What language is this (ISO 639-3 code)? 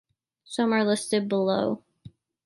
eng